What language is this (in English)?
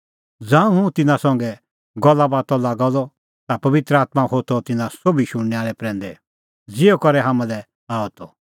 Kullu Pahari